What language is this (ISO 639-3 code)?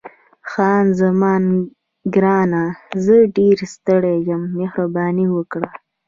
pus